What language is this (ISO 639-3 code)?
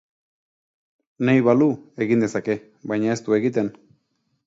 eus